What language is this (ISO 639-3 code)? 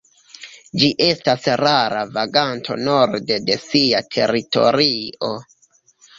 epo